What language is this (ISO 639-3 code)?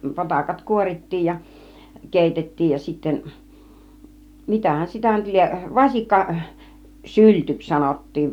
fin